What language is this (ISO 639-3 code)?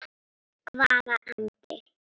isl